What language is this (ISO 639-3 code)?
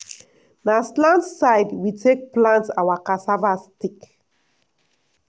pcm